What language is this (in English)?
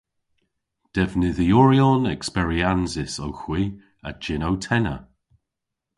Cornish